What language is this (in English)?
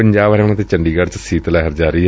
Punjabi